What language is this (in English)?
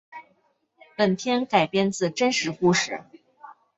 Chinese